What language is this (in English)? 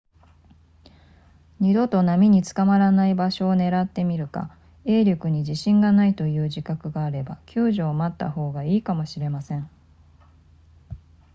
Japanese